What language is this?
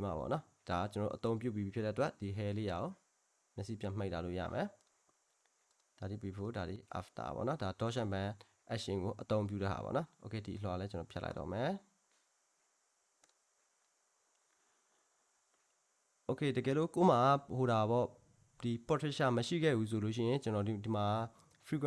Korean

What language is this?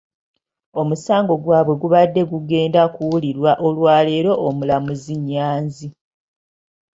Ganda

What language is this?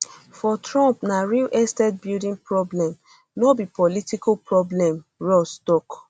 Nigerian Pidgin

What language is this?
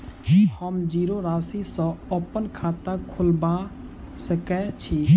Maithili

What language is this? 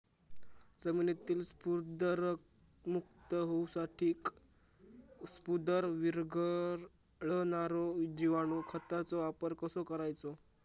Marathi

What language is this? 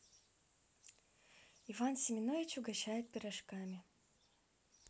Russian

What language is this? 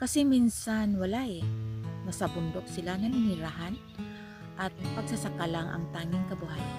Filipino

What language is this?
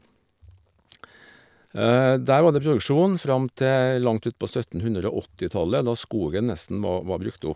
Norwegian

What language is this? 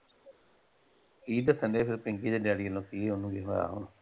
Punjabi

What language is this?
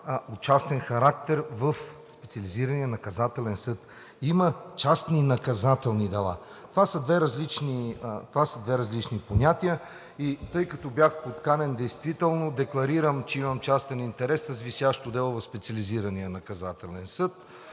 Bulgarian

